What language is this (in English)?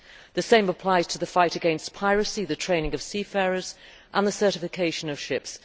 English